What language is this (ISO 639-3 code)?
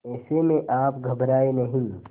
hin